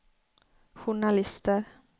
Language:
Swedish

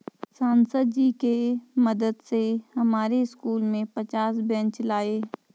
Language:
Hindi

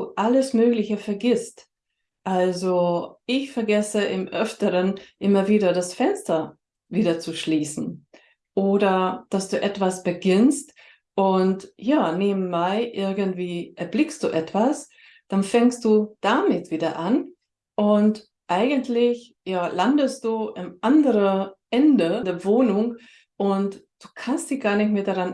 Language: German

